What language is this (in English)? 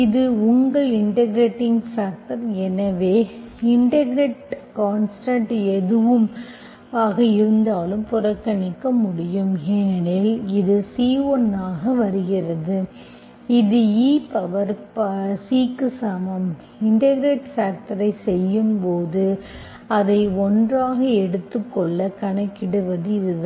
Tamil